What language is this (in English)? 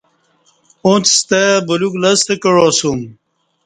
Kati